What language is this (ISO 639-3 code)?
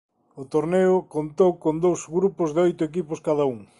glg